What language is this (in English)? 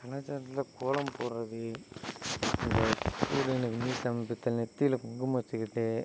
Tamil